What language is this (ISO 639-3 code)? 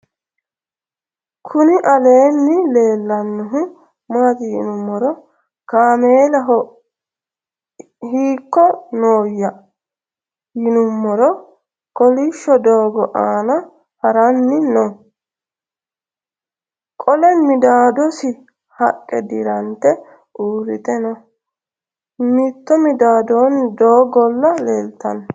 sid